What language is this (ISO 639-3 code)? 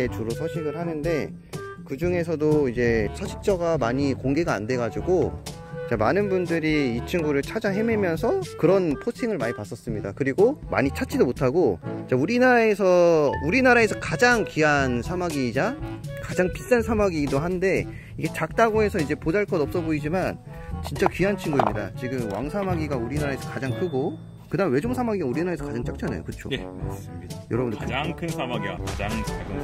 kor